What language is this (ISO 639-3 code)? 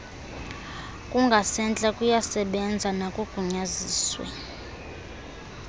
xho